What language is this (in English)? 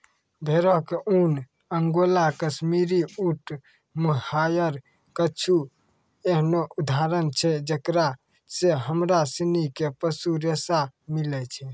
Maithili